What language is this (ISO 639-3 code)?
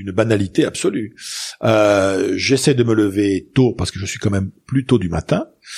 fra